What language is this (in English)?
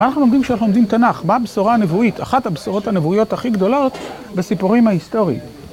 Hebrew